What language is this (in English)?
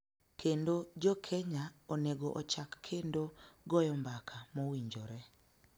Luo (Kenya and Tanzania)